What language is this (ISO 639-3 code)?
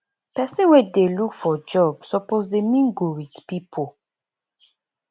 pcm